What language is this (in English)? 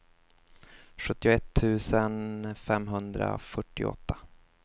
Swedish